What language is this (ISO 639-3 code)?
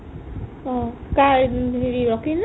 asm